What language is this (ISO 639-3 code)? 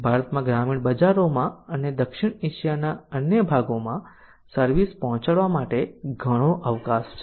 guj